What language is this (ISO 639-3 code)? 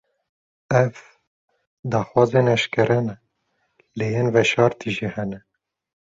kur